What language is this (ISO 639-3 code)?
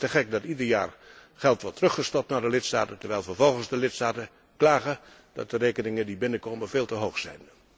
nld